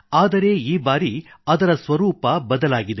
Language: Kannada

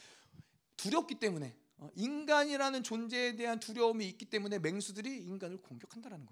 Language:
Korean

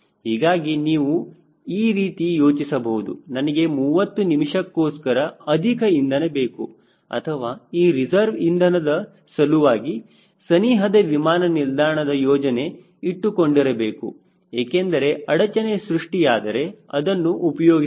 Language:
Kannada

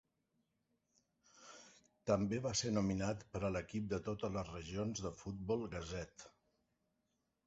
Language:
Catalan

